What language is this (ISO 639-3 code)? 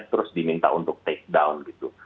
ind